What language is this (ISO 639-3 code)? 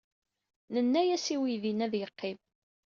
kab